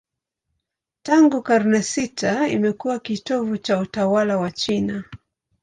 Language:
Swahili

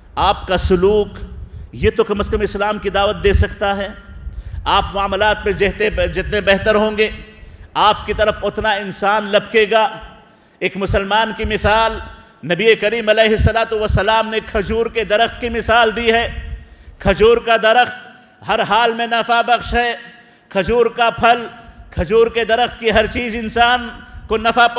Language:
Arabic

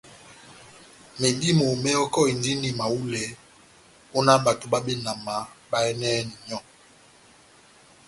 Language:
Batanga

